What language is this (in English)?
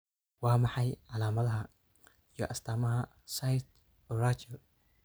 Somali